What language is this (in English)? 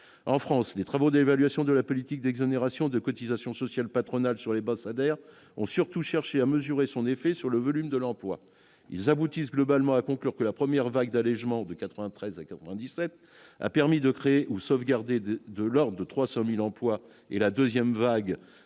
French